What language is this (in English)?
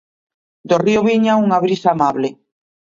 Galician